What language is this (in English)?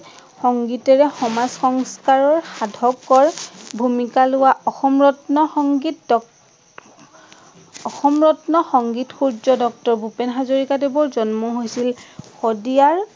Assamese